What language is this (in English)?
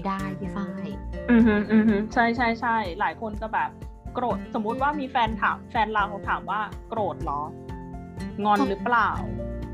Thai